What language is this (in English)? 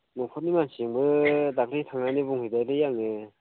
Bodo